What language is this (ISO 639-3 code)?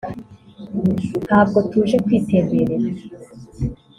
kin